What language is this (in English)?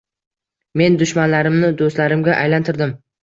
Uzbek